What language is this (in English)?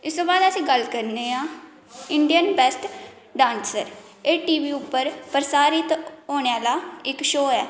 Dogri